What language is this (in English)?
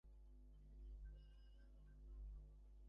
Bangla